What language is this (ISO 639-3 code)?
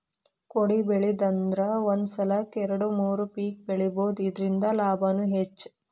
kan